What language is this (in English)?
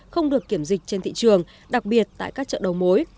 Vietnamese